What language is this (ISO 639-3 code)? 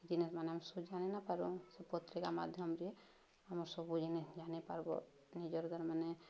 ori